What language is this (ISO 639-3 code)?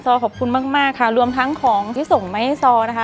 tha